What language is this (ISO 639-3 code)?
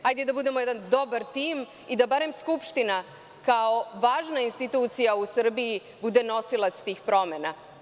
srp